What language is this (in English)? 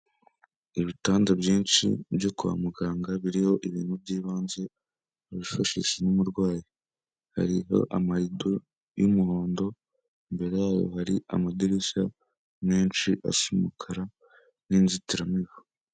Kinyarwanda